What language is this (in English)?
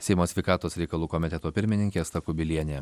Lithuanian